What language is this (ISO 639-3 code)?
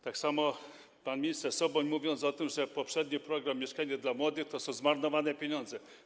pol